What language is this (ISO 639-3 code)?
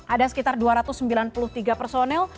ind